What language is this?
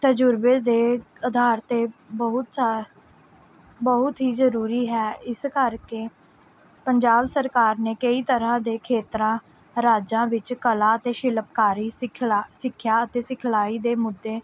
Punjabi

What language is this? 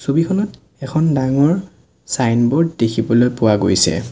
Assamese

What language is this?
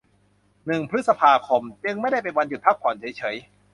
Thai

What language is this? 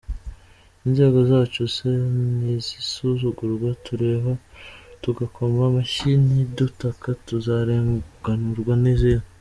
Kinyarwanda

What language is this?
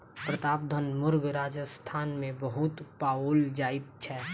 Maithili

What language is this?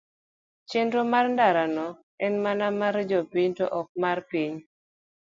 Luo (Kenya and Tanzania)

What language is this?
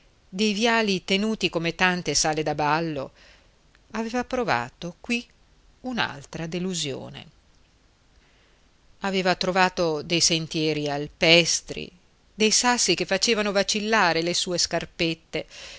Italian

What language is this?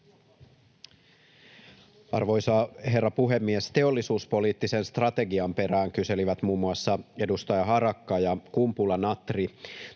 Finnish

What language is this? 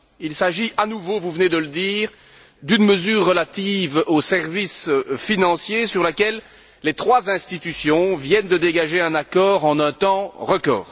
French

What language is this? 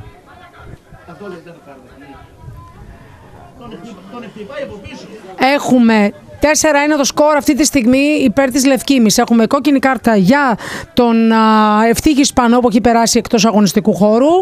Greek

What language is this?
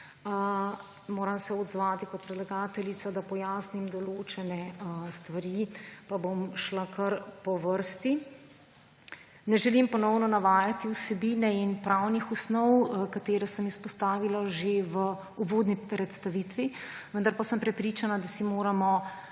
Slovenian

